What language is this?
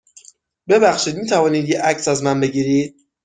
Persian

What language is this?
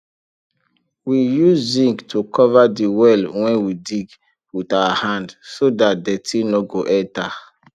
Nigerian Pidgin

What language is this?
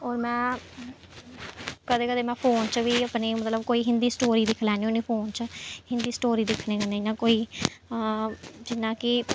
Dogri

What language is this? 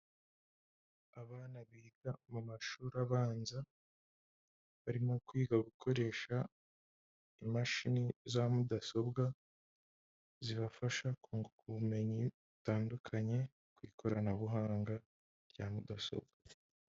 Kinyarwanda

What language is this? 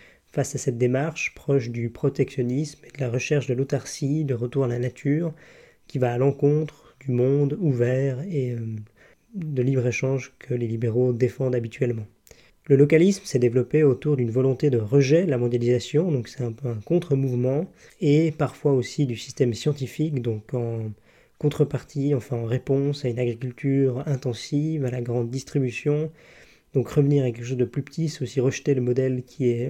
French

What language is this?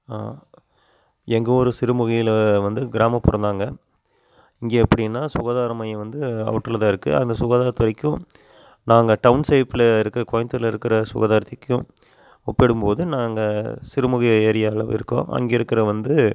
Tamil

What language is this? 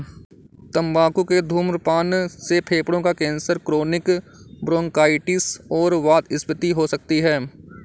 Hindi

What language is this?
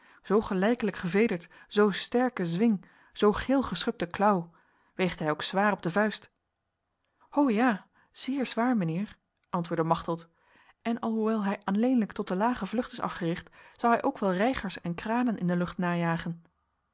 Dutch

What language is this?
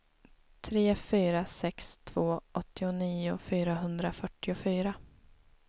Swedish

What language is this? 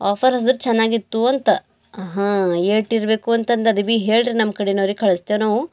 Kannada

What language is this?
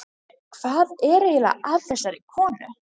Icelandic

